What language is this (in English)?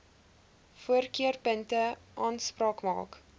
Afrikaans